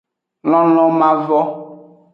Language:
Aja (Benin)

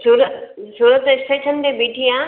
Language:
Sindhi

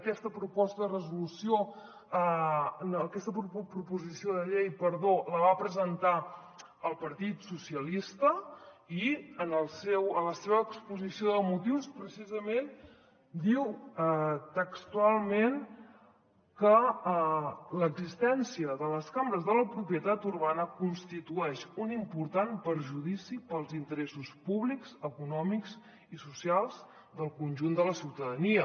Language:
Catalan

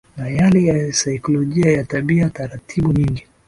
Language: Swahili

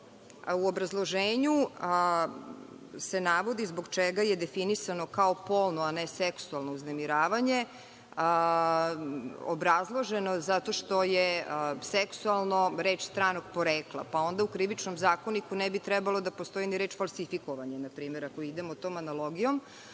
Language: Serbian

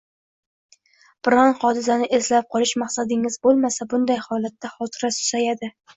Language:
Uzbek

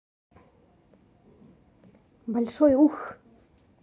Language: Russian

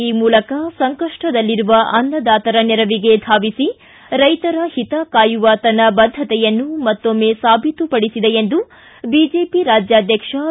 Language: Kannada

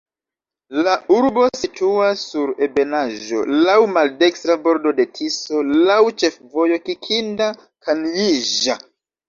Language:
Esperanto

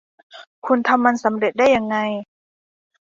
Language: Thai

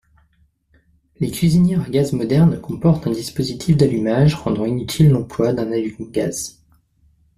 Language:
French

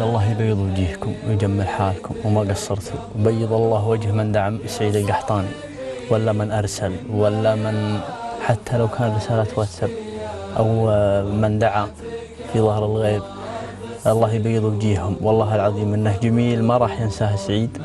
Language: Arabic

